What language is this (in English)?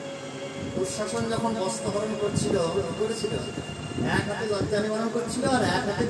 Arabic